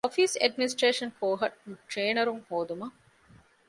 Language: Divehi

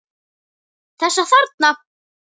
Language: Icelandic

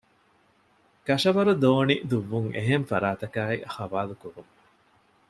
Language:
Divehi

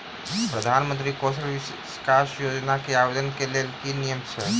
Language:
Maithili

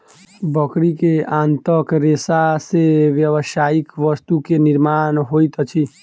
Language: Maithili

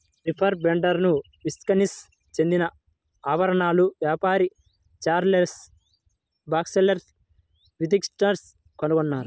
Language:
Telugu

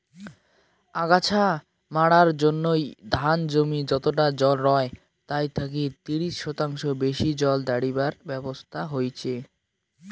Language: Bangla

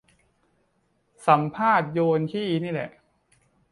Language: Thai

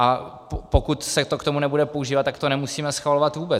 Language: Czech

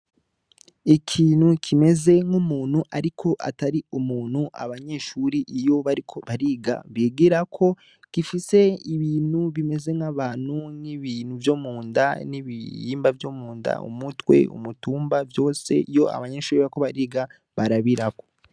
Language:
Rundi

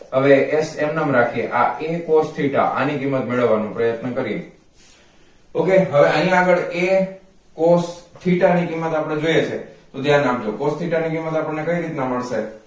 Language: Gujarati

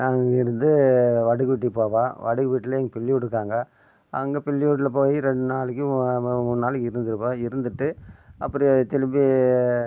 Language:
Tamil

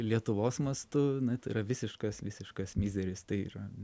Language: Lithuanian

